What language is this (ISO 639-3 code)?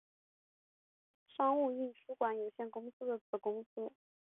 zho